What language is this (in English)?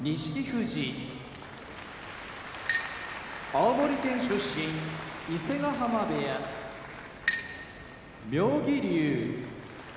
Japanese